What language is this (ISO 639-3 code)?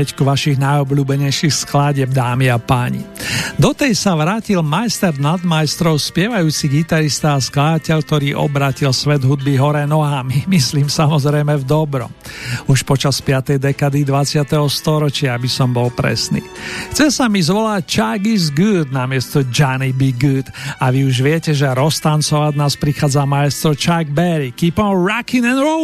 slk